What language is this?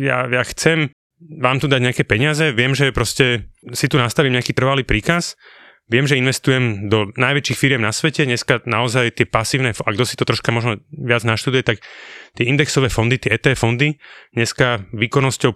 Slovak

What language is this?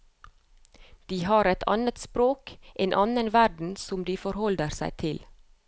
Norwegian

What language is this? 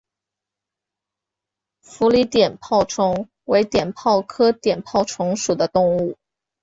Chinese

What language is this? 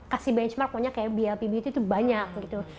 Indonesian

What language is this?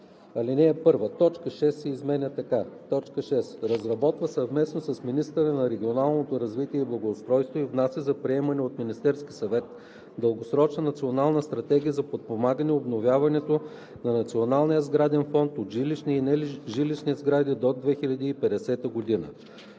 Bulgarian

